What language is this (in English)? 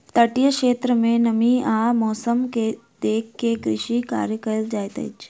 Maithili